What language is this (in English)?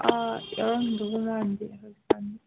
Manipuri